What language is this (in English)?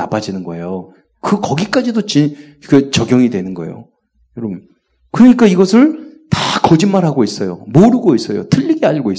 Korean